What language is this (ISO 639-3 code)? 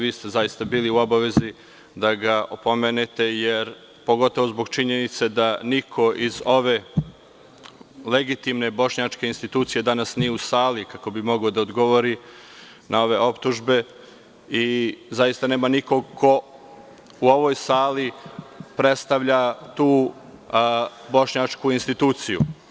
srp